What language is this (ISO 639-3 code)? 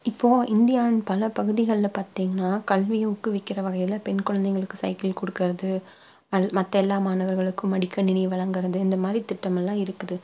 tam